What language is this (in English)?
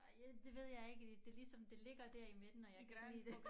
Danish